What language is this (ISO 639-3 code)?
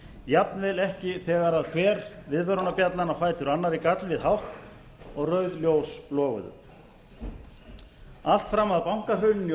isl